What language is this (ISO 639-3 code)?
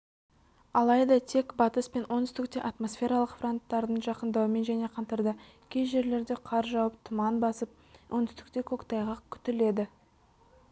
kaz